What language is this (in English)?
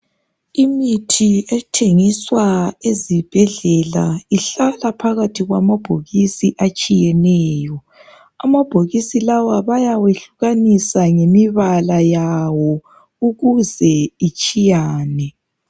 North Ndebele